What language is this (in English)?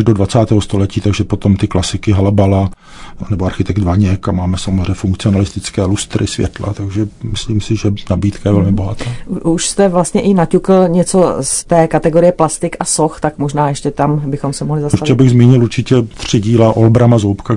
Czech